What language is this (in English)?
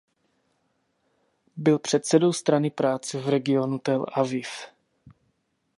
Czech